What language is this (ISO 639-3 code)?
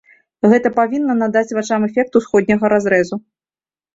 bel